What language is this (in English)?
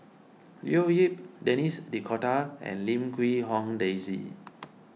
English